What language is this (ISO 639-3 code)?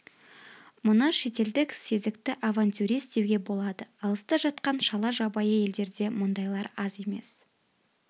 kaz